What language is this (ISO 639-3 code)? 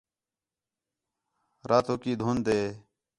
xhe